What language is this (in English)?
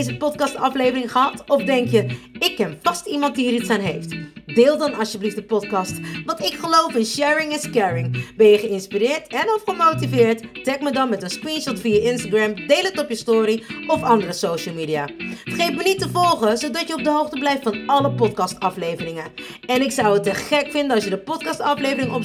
Dutch